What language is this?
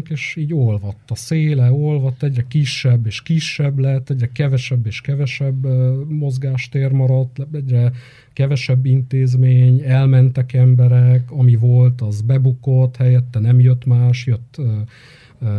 Hungarian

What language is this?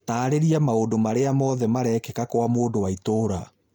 Kikuyu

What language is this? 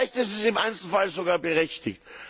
German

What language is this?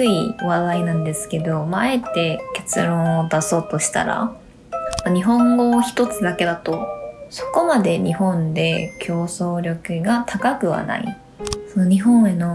Korean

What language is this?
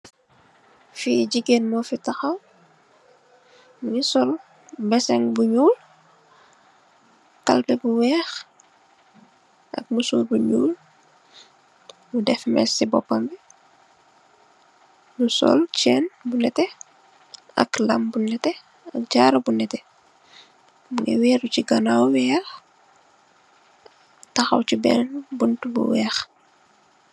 Wolof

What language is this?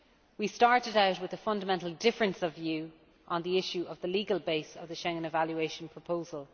English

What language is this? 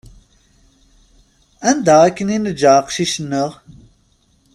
Kabyle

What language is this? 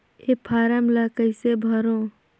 Chhattisgarhi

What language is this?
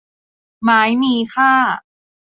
Thai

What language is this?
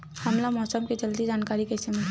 Chhattisgarhi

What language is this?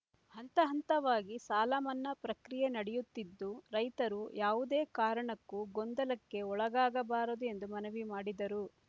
Kannada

